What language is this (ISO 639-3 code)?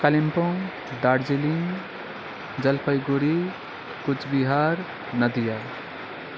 nep